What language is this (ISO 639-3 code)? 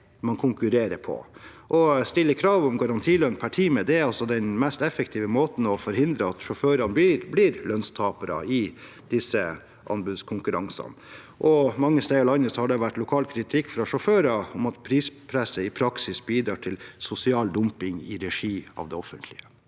nor